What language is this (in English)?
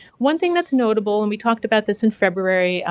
English